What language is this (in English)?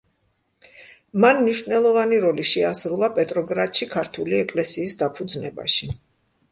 Georgian